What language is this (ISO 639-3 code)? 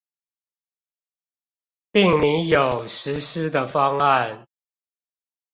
zho